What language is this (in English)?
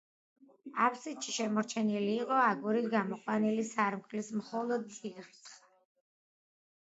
Georgian